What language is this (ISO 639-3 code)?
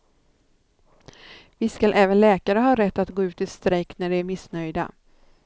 swe